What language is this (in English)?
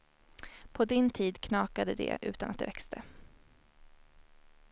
Swedish